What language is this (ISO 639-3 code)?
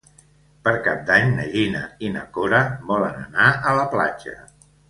cat